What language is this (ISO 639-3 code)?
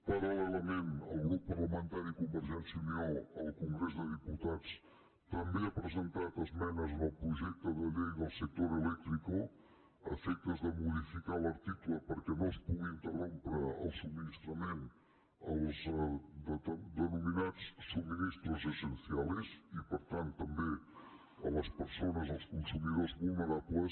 cat